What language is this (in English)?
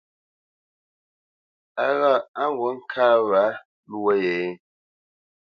Bamenyam